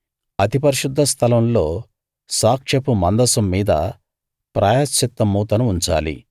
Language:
Telugu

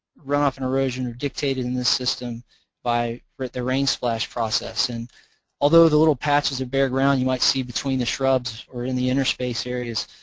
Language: English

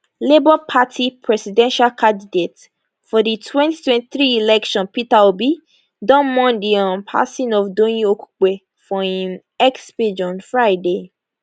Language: Nigerian Pidgin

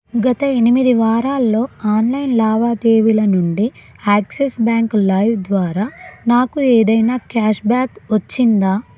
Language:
Telugu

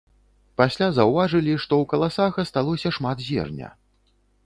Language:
Belarusian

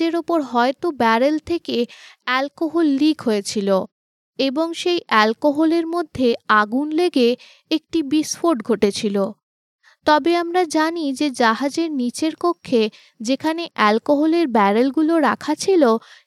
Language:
Bangla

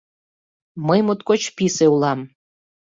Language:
Mari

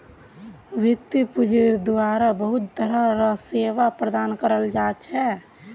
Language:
Magahi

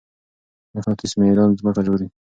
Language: Pashto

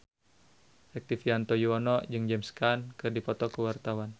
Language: Sundanese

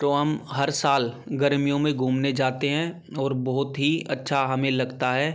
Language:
Hindi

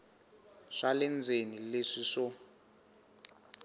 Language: Tsonga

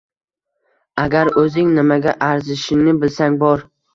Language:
Uzbek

